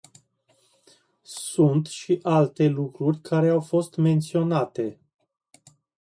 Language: Romanian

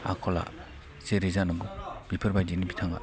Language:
Bodo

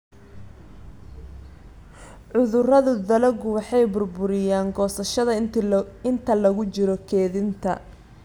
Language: Somali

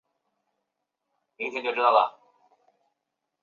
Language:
Chinese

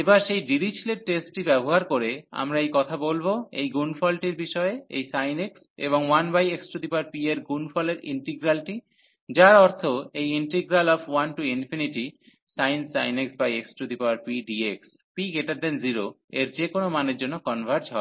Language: Bangla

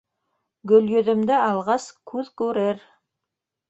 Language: Bashkir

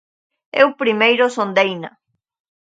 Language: Galician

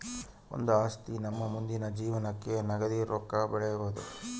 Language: Kannada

